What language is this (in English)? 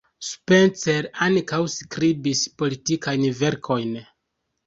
Esperanto